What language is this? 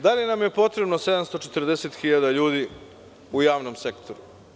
Serbian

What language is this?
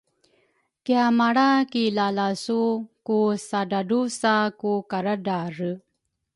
Rukai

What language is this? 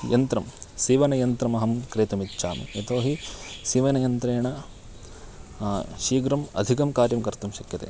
Sanskrit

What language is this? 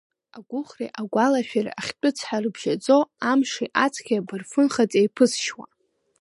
Abkhazian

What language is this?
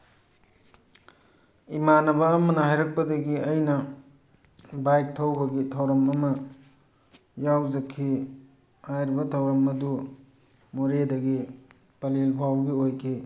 Manipuri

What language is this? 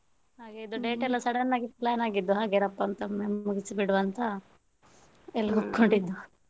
Kannada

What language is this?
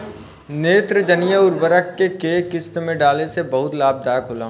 Bhojpuri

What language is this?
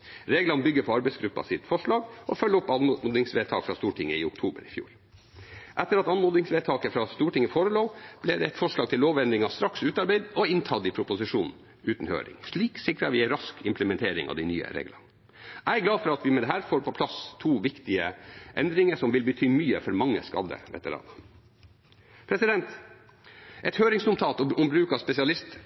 Norwegian Bokmål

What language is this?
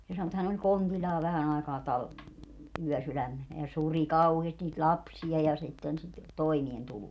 Finnish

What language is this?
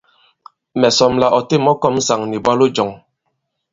Bankon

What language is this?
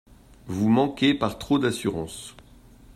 French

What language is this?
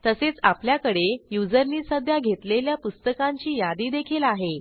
Marathi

